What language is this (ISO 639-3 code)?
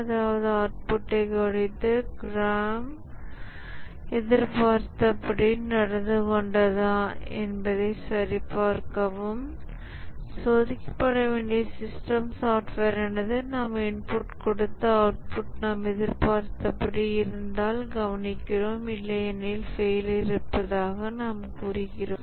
tam